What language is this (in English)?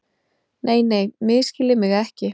Icelandic